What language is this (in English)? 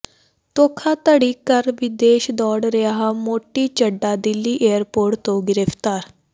Punjabi